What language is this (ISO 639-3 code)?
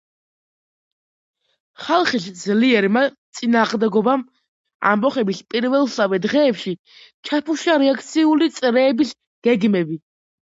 kat